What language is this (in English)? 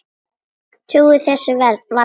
Icelandic